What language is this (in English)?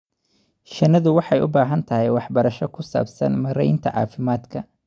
Somali